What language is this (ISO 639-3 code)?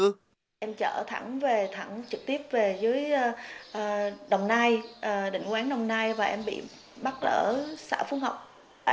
vie